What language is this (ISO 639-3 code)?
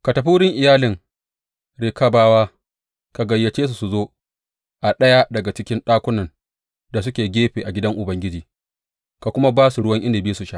hau